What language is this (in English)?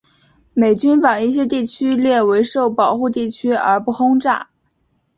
Chinese